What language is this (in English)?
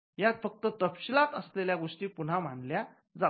Marathi